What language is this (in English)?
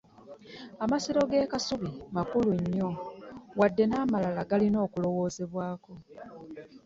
Ganda